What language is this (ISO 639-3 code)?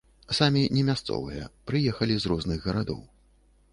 bel